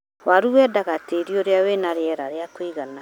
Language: Kikuyu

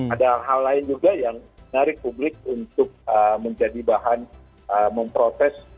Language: Indonesian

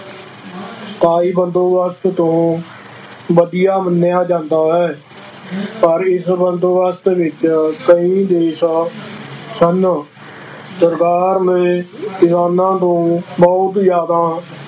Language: Punjabi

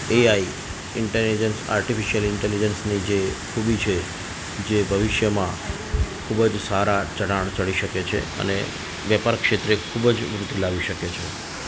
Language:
Gujarati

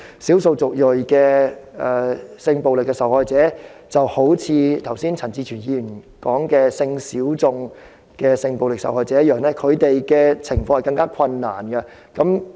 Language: Cantonese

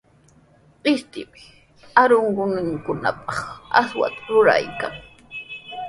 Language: Sihuas Ancash Quechua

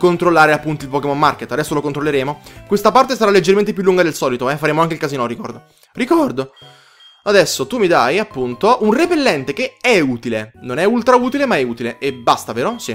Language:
Italian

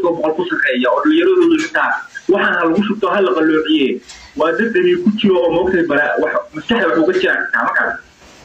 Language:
Arabic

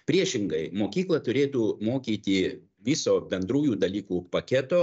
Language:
Lithuanian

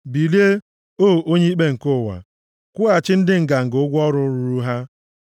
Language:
Igbo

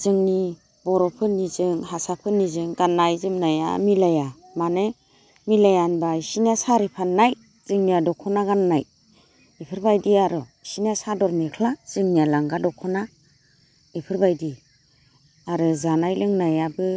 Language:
Bodo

